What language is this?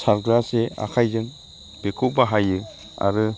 Bodo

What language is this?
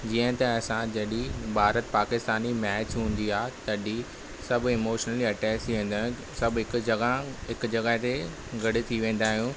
Sindhi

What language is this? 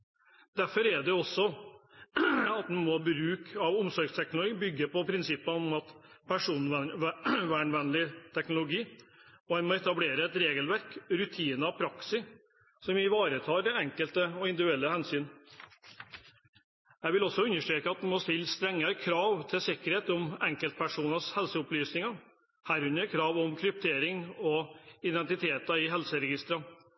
Norwegian Bokmål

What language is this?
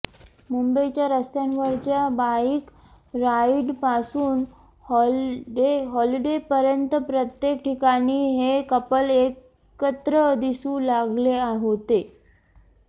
Marathi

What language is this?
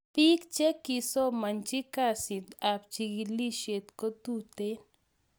Kalenjin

